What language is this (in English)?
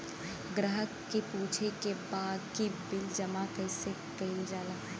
Bhojpuri